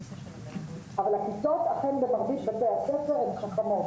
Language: Hebrew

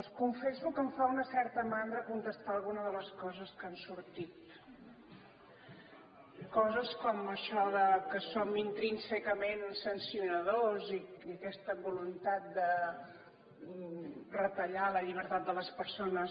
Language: Catalan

